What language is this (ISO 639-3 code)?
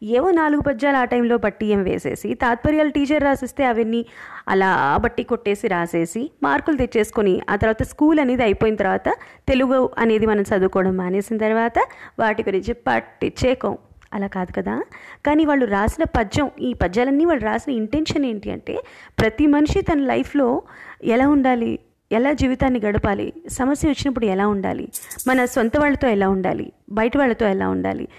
tel